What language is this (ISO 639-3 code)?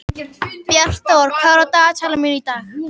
isl